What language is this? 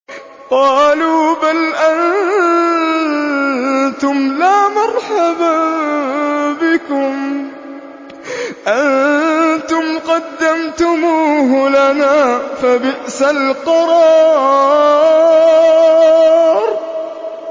Arabic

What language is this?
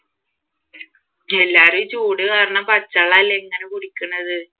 Malayalam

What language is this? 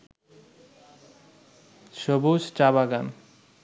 Bangla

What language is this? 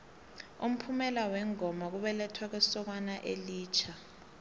South Ndebele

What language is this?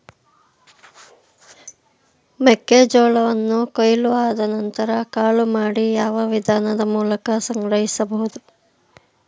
Kannada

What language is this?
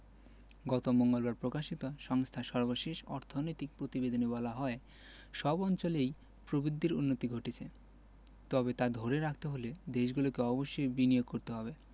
Bangla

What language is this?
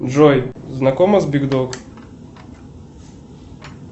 Russian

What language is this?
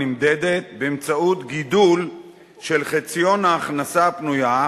Hebrew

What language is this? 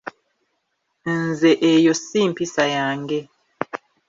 Ganda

